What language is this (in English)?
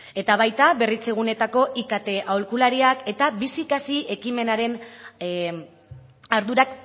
Basque